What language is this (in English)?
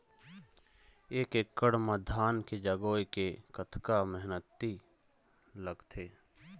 Chhattisgarhi